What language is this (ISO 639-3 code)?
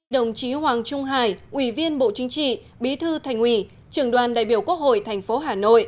vie